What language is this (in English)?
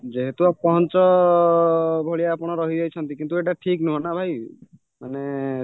Odia